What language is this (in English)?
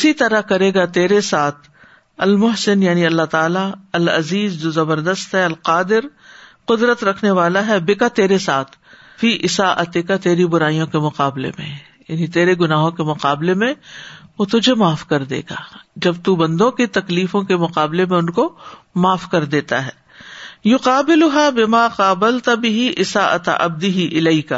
Urdu